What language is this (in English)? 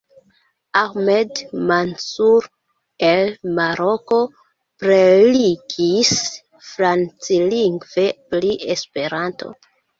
Esperanto